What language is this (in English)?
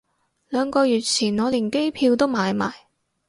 Cantonese